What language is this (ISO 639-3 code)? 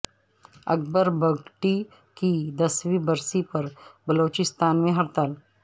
urd